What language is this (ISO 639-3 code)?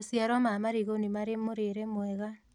kik